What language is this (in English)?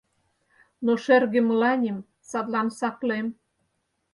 Mari